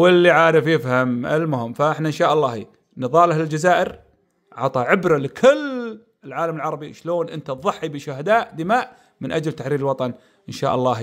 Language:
Arabic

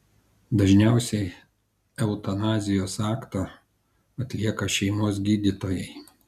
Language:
Lithuanian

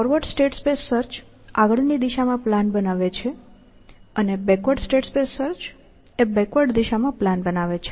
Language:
Gujarati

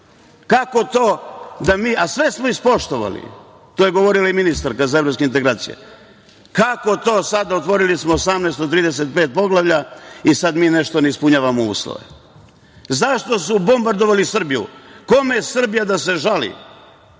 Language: Serbian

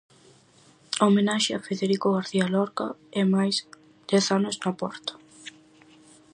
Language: Galician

